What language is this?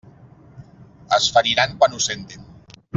Catalan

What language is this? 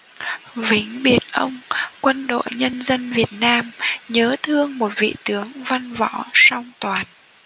Vietnamese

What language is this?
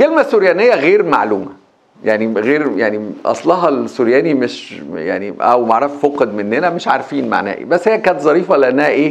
Arabic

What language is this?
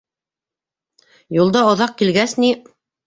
Bashkir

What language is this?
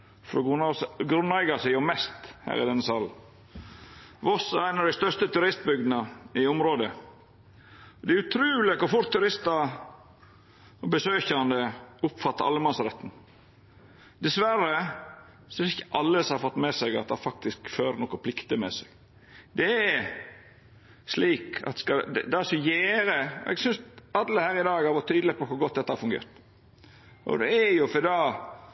Norwegian Nynorsk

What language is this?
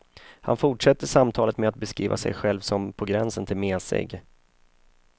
Swedish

